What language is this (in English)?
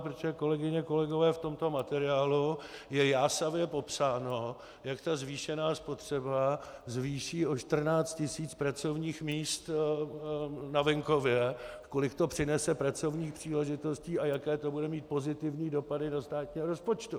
Czech